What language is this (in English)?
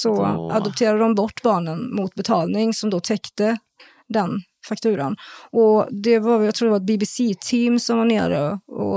Swedish